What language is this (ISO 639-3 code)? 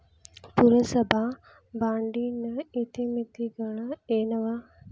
kan